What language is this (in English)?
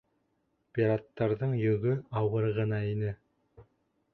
Bashkir